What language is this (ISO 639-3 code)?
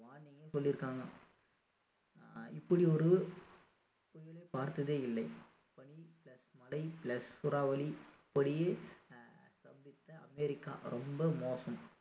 tam